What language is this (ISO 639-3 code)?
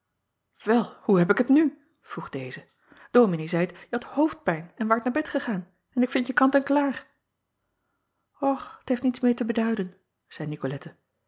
nld